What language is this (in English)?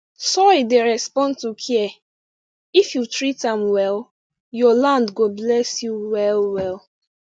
Nigerian Pidgin